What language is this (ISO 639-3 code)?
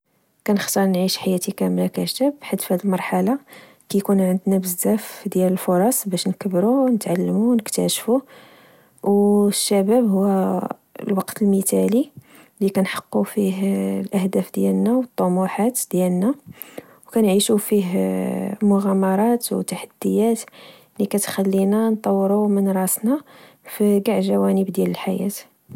ary